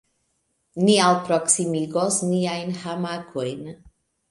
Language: Esperanto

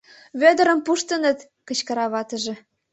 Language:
Mari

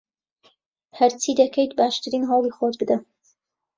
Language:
Central Kurdish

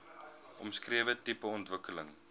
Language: Afrikaans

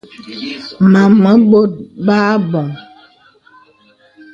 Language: Bebele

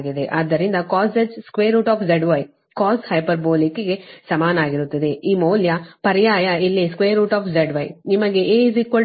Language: Kannada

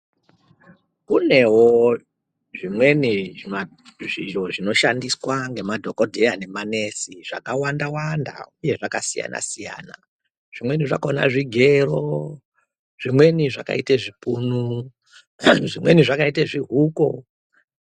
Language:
Ndau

